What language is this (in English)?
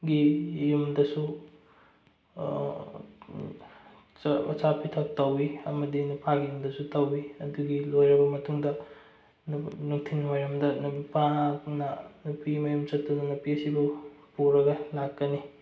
Manipuri